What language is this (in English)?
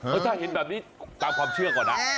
Thai